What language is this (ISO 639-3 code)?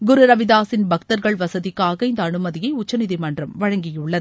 tam